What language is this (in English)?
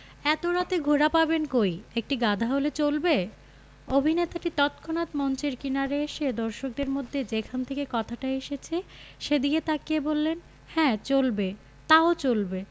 Bangla